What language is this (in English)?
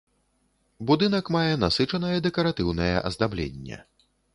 Belarusian